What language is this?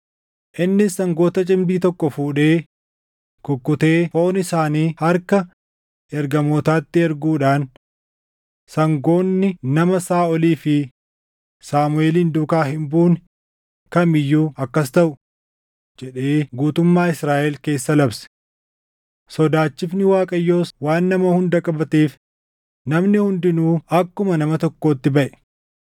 Oromo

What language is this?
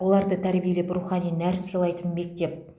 Kazakh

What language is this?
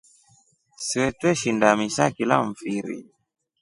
Rombo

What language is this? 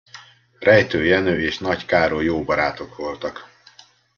Hungarian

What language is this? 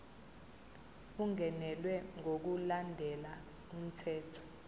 Zulu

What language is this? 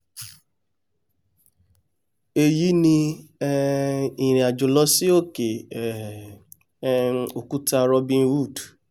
Yoruba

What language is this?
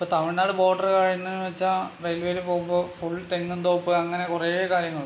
Malayalam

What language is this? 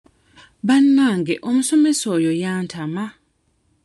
Ganda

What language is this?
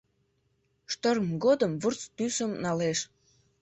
Mari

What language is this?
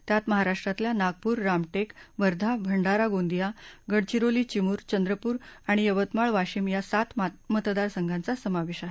Marathi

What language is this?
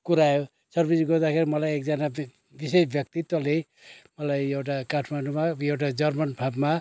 Nepali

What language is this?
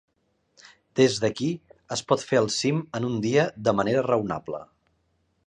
Catalan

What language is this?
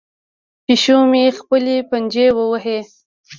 Pashto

